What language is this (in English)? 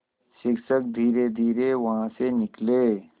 Hindi